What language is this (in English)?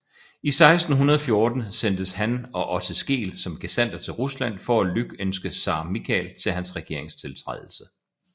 Danish